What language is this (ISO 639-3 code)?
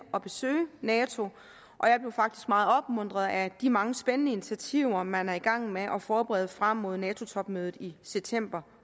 dan